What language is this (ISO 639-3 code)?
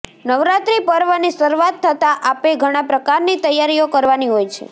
guj